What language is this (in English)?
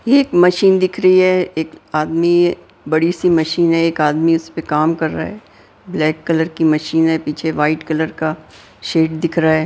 Hindi